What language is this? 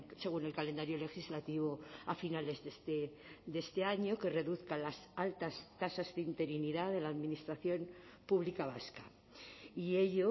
Spanish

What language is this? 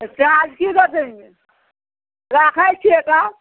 Maithili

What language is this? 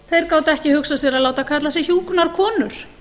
Icelandic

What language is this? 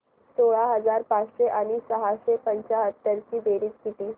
Marathi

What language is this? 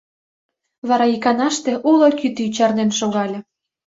Mari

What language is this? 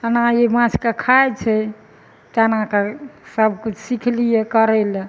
Maithili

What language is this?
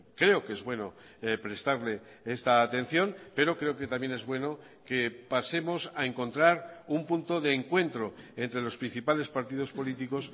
Spanish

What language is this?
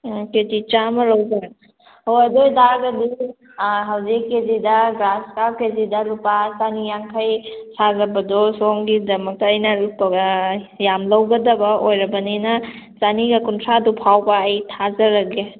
Manipuri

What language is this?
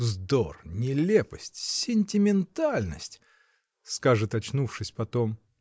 Russian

